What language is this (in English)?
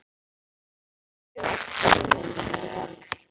Icelandic